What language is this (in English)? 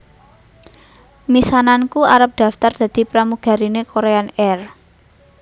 Javanese